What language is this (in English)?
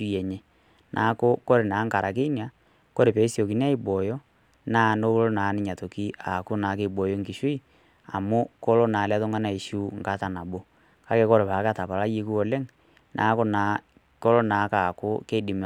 Masai